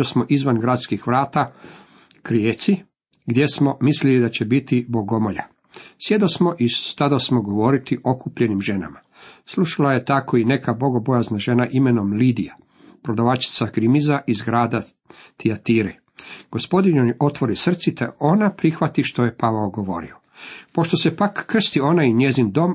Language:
Croatian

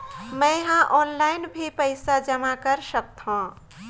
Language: Chhattisgarhi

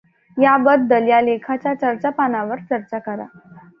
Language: Marathi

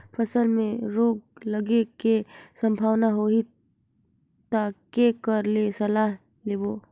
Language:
Chhattisgarhi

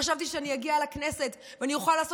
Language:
Hebrew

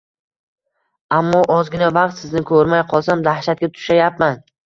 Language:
Uzbek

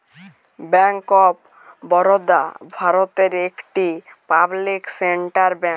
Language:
Bangla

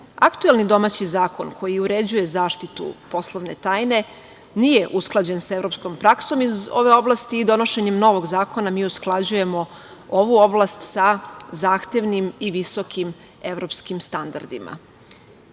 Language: Serbian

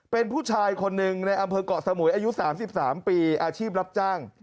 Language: Thai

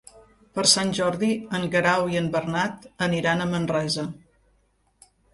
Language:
Catalan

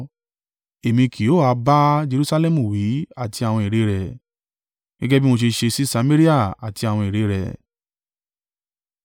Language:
Yoruba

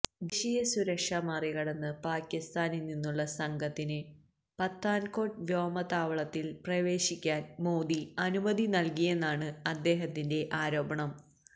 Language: Malayalam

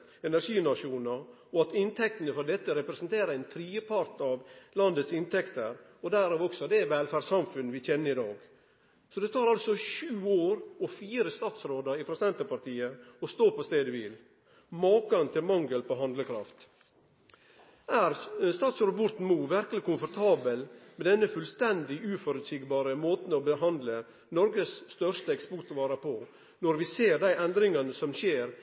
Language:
Norwegian Nynorsk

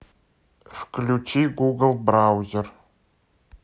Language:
Russian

